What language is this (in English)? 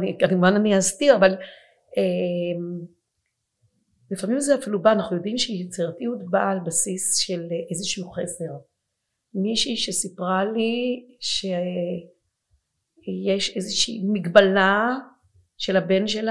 Hebrew